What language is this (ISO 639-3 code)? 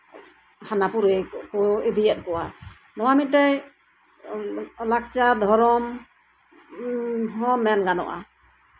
sat